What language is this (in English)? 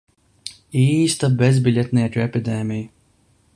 Latvian